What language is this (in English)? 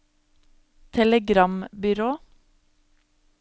Norwegian